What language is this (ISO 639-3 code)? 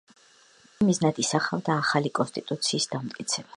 kat